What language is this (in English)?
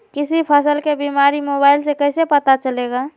Magahi